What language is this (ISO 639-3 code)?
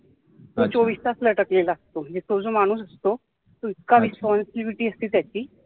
mar